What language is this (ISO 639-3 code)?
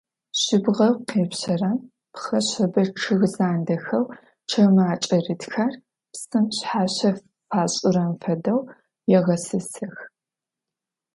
ady